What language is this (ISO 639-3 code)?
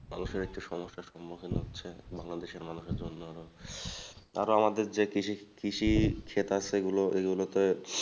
ben